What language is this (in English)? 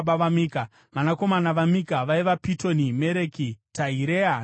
Shona